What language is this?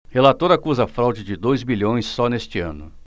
Portuguese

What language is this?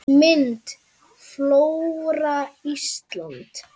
Icelandic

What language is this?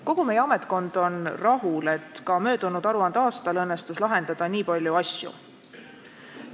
Estonian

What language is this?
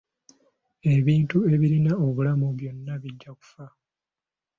Ganda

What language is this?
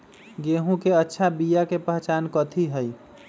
Magahi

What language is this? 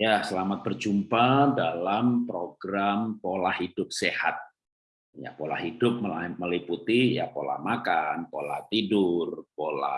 Indonesian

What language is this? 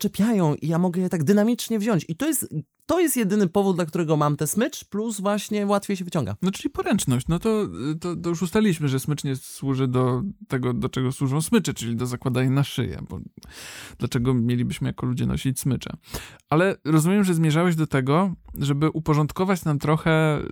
Polish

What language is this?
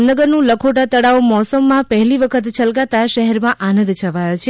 Gujarati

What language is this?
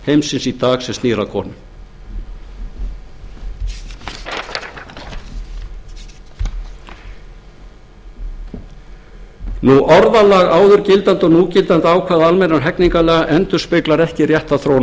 Icelandic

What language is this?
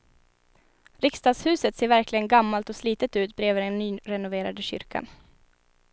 Swedish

